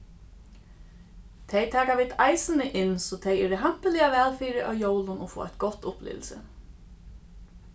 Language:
Faroese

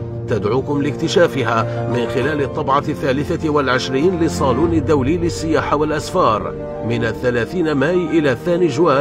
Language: Arabic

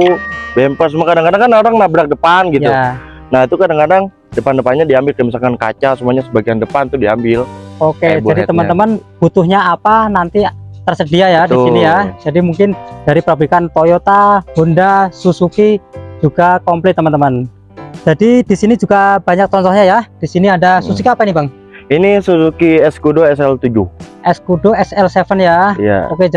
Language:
Indonesian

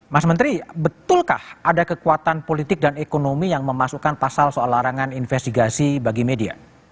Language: Indonesian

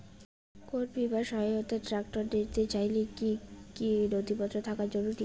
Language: Bangla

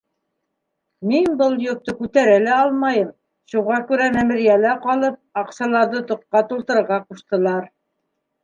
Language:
Bashkir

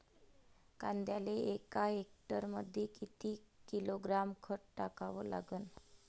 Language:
Marathi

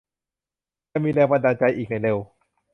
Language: Thai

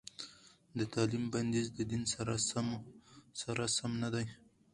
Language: Pashto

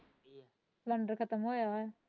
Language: Punjabi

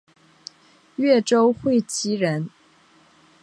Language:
Chinese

